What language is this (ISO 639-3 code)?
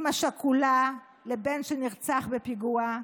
heb